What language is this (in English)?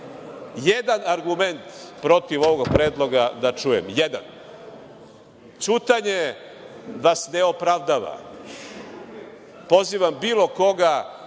Serbian